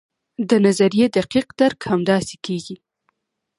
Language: Pashto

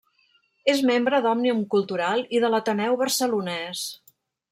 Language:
Catalan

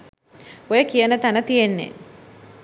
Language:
Sinhala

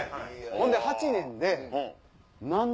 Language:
Japanese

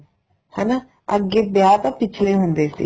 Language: Punjabi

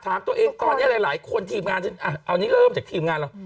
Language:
Thai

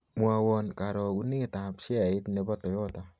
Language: Kalenjin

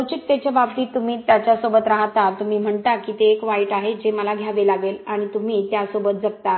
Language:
Marathi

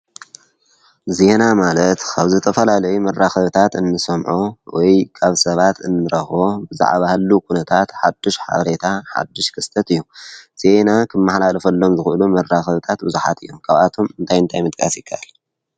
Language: Tigrinya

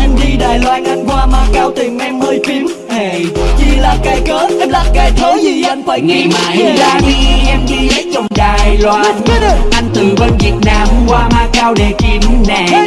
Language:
Vietnamese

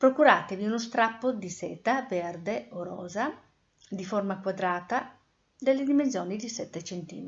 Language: Italian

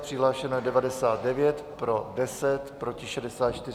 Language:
Czech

